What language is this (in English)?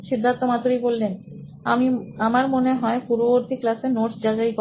Bangla